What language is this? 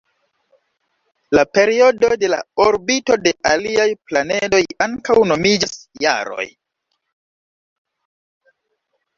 Esperanto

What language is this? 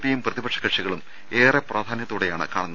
Malayalam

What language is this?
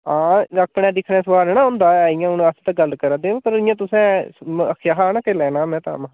Dogri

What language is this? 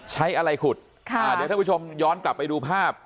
Thai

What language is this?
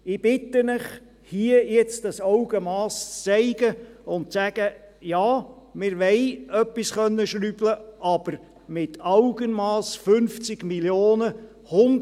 Swiss German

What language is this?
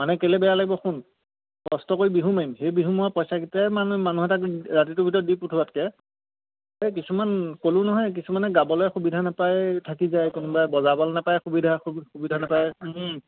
Assamese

